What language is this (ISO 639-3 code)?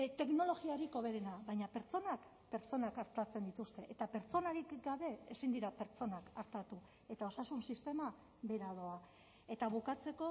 eus